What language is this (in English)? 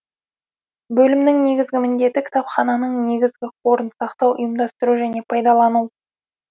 Kazakh